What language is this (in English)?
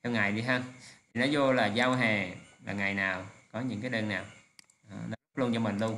Vietnamese